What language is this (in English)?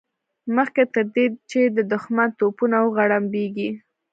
Pashto